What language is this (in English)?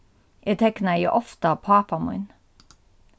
Faroese